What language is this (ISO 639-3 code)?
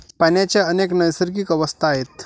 mar